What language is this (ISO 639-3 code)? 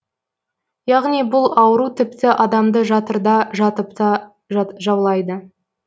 kaz